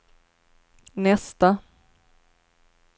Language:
Swedish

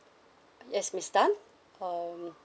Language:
English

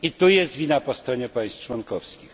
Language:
Polish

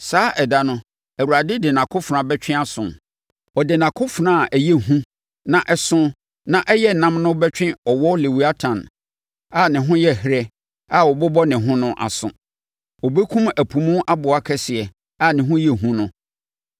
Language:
Akan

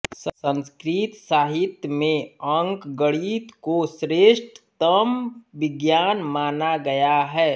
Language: Hindi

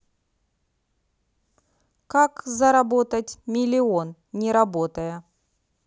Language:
Russian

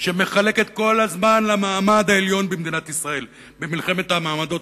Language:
Hebrew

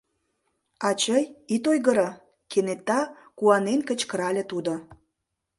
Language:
Mari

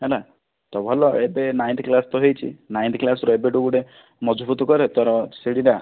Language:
Odia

